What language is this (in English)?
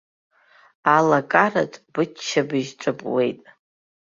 Abkhazian